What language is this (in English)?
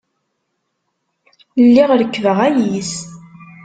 Kabyle